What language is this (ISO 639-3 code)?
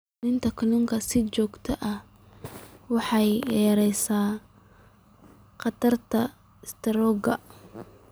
som